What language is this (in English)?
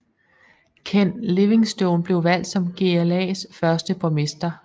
Danish